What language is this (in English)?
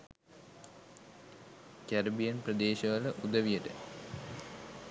Sinhala